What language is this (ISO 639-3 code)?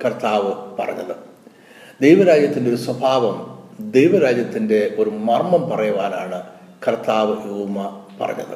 mal